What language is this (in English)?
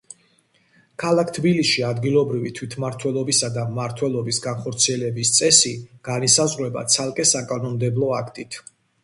Georgian